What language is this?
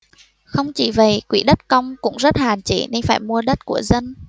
Vietnamese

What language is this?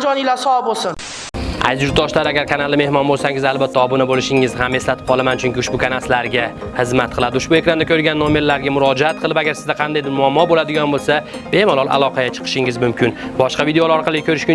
Uzbek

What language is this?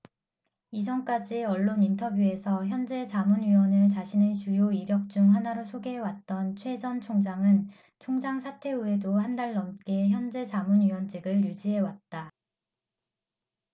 Korean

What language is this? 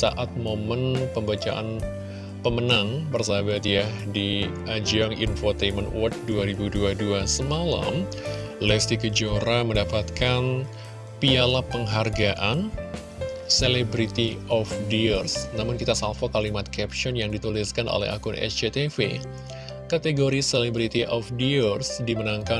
Indonesian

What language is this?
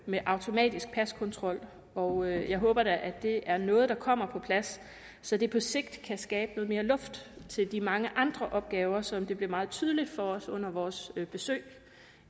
Danish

